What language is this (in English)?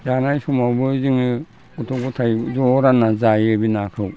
Bodo